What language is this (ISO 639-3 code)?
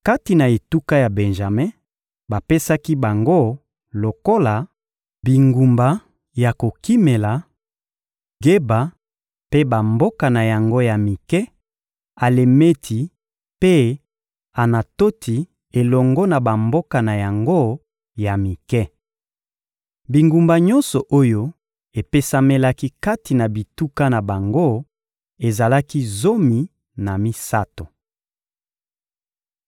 lin